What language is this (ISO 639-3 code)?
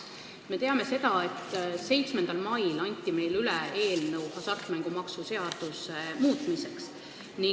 est